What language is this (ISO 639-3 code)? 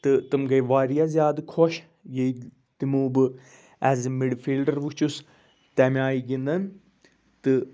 kas